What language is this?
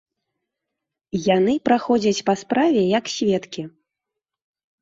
Belarusian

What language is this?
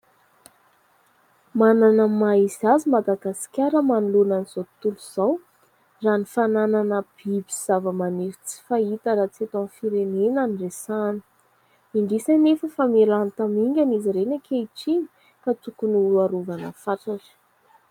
Malagasy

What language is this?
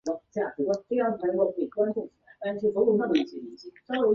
Chinese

